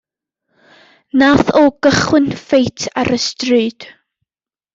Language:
Welsh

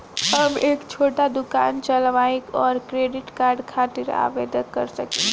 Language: Bhojpuri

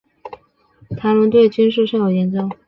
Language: Chinese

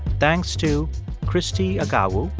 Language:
English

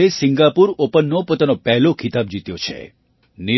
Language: Gujarati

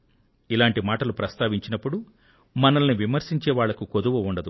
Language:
Telugu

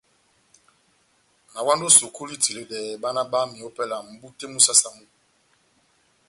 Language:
Batanga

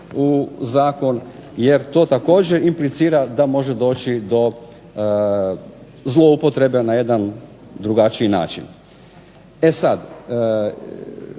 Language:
Croatian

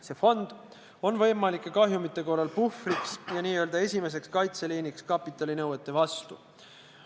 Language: Estonian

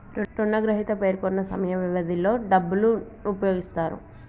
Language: Telugu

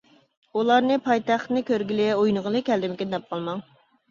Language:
Uyghur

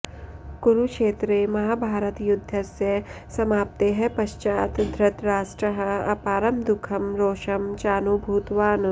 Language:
Sanskrit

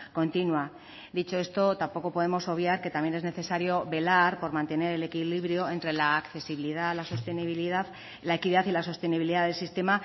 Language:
Spanish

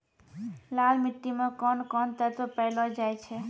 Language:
Maithili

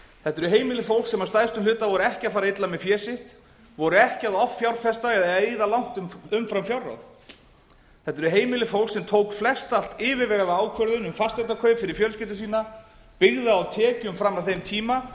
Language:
Icelandic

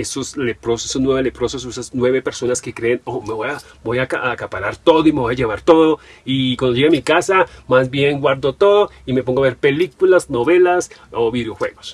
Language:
Spanish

